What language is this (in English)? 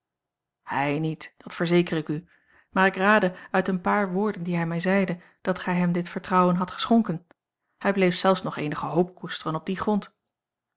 Dutch